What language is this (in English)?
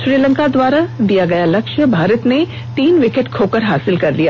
Hindi